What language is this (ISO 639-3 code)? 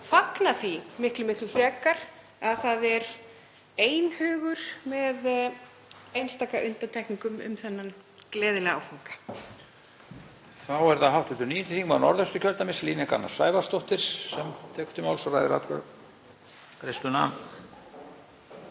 isl